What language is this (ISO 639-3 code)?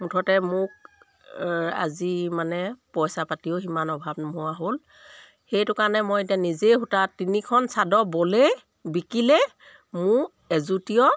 asm